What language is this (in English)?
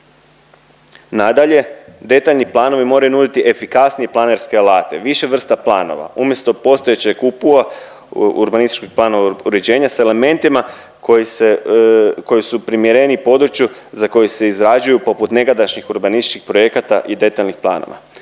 Croatian